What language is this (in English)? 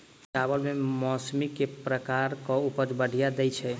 Maithili